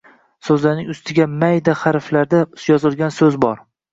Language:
Uzbek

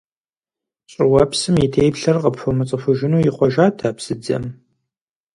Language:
Kabardian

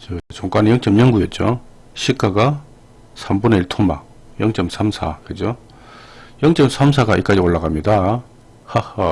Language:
Korean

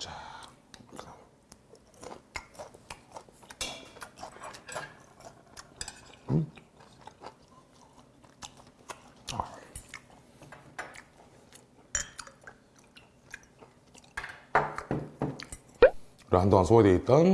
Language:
Korean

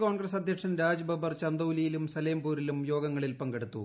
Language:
Malayalam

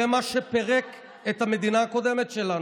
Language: Hebrew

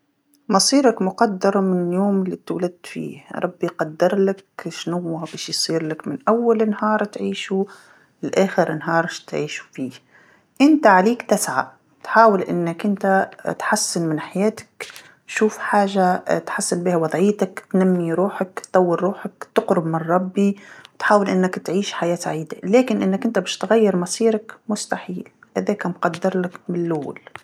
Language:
Tunisian Arabic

